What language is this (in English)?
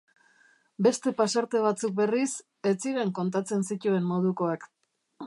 Basque